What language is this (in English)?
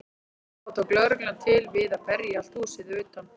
Icelandic